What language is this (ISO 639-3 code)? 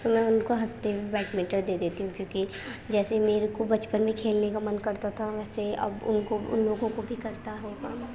urd